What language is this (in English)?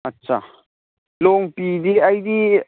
Manipuri